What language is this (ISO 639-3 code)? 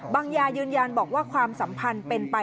tha